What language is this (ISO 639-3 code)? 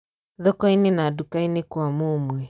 kik